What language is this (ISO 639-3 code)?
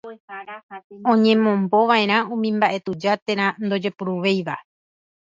grn